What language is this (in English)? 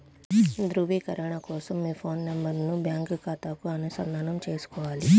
Telugu